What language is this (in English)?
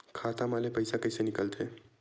Chhattisgarhi